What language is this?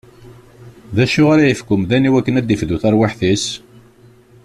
Kabyle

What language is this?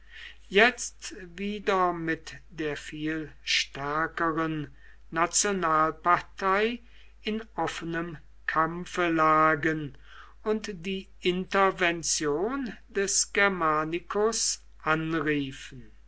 German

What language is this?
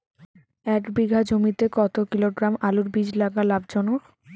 Bangla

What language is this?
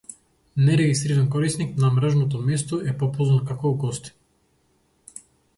Macedonian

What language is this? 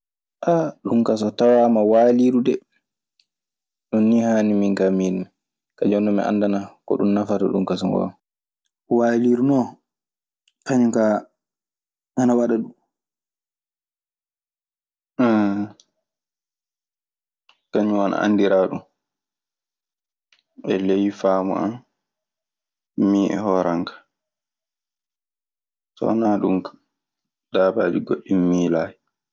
Maasina Fulfulde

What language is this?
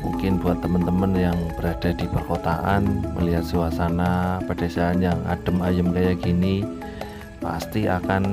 Indonesian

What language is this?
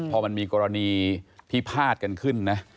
Thai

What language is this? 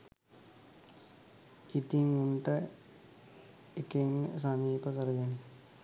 Sinhala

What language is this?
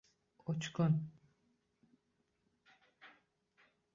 Uzbek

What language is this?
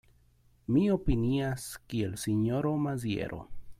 Esperanto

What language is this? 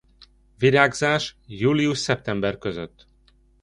Hungarian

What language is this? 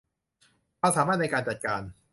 Thai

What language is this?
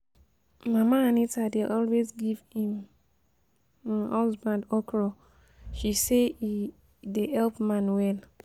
Nigerian Pidgin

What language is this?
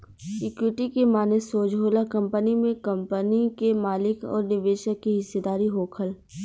Bhojpuri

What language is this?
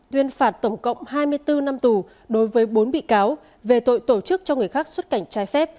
Vietnamese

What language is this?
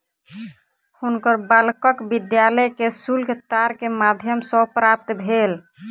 Maithili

